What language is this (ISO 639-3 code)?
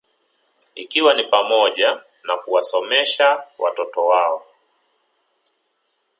swa